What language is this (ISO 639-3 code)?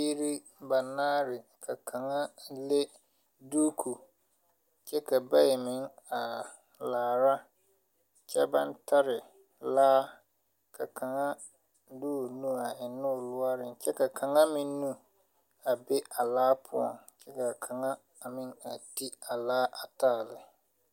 dga